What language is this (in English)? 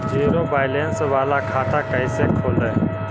Magahi